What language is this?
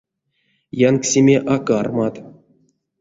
Erzya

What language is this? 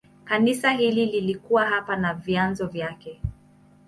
Swahili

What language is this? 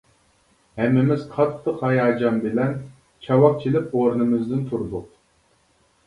Uyghur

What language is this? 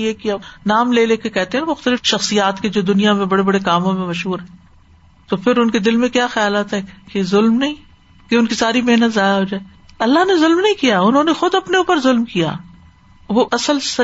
Urdu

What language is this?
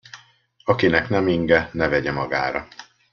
Hungarian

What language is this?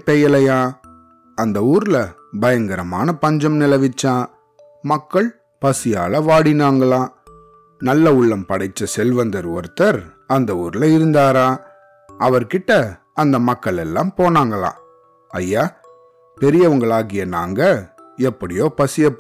Tamil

